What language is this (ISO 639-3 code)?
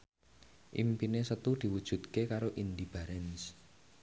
jav